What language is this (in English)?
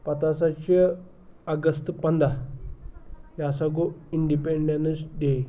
Kashmiri